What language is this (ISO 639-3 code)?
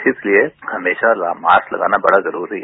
hin